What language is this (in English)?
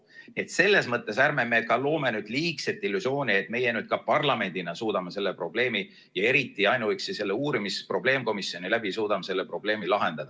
Estonian